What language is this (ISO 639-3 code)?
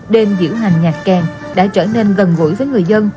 vie